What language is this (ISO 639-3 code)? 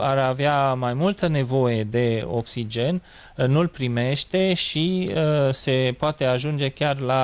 ron